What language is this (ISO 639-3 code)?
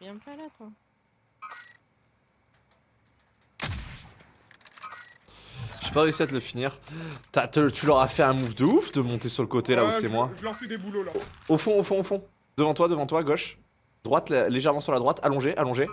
fra